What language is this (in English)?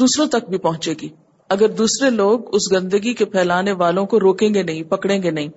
Urdu